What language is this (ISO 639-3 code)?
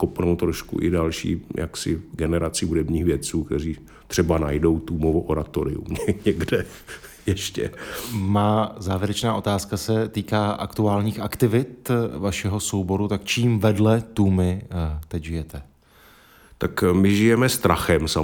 ces